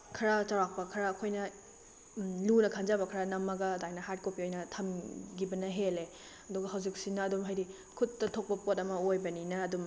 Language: Manipuri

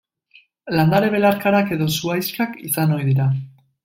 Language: Basque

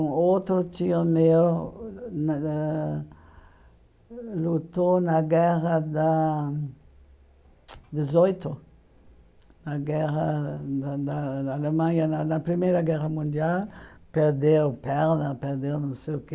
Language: Portuguese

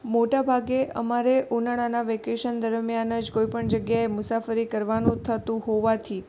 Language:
Gujarati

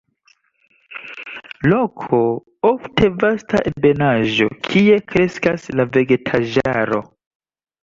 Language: Esperanto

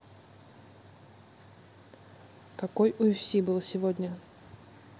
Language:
Russian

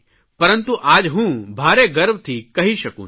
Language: Gujarati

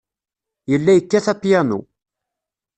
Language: Kabyle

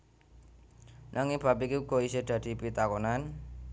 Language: Javanese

